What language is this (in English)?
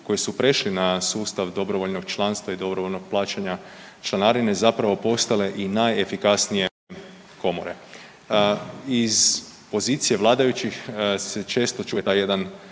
Croatian